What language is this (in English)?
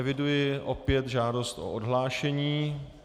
Czech